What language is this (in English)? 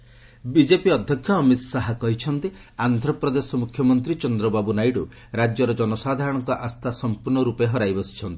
Odia